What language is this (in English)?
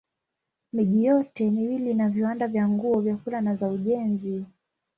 Swahili